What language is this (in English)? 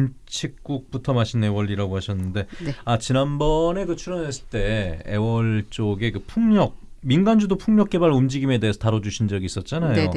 Korean